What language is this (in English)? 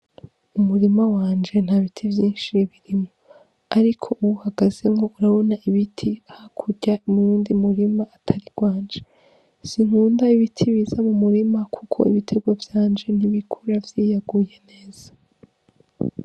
Rundi